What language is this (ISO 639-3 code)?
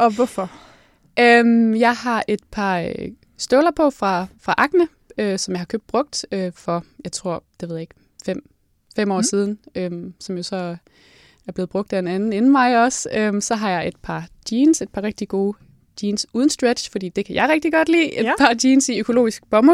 dan